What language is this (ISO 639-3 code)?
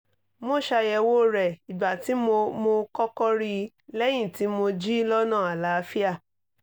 yor